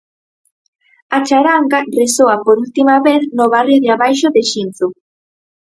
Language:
Galician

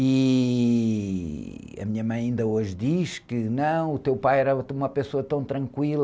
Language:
Portuguese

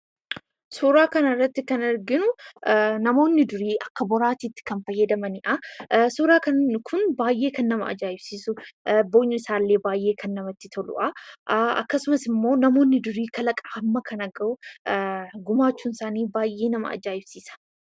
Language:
Oromo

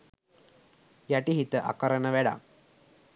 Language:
Sinhala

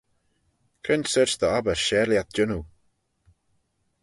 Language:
Manx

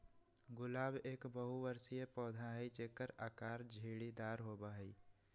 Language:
Magahi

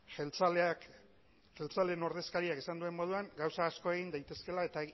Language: Basque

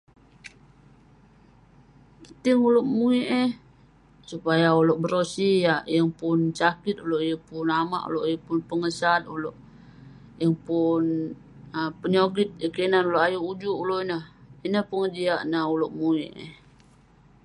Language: Western Penan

